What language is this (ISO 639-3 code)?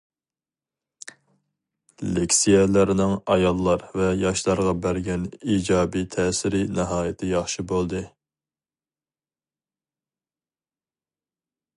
uig